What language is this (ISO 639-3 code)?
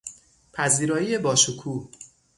fas